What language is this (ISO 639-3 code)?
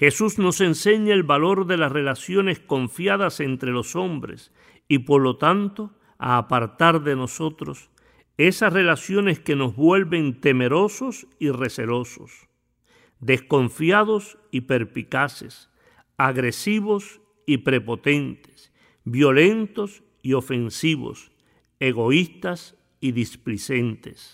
spa